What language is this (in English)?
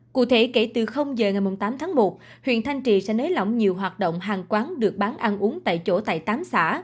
Vietnamese